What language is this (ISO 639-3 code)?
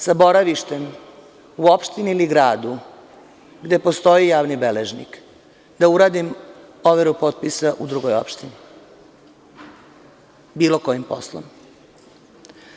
srp